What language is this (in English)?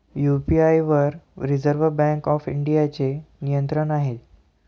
Marathi